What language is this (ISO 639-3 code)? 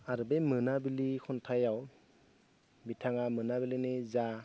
brx